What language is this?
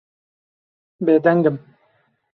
Kurdish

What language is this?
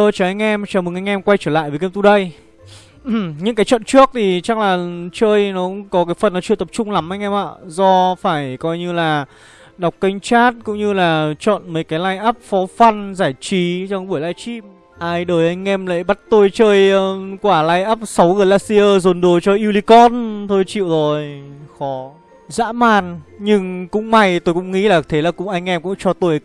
Vietnamese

